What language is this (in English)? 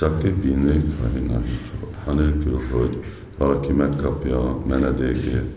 Hungarian